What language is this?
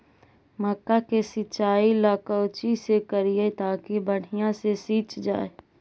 Magahi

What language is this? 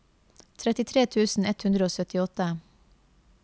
Norwegian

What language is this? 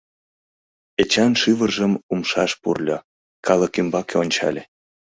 Mari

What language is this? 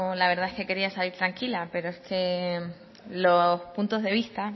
Spanish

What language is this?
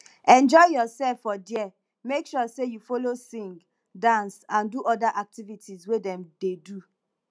Nigerian Pidgin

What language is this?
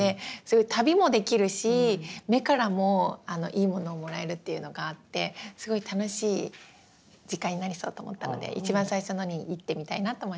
Japanese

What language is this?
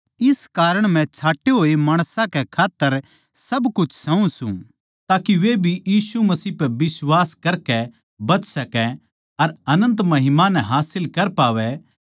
Haryanvi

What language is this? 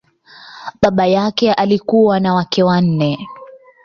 Swahili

